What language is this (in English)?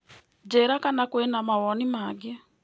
Kikuyu